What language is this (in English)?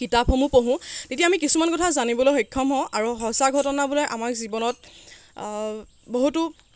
Assamese